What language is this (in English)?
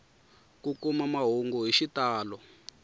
Tsonga